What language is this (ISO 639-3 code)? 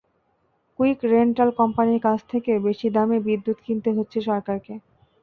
ben